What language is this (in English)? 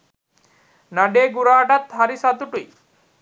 Sinhala